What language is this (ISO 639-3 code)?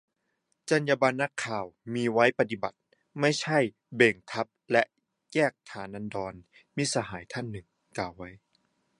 tha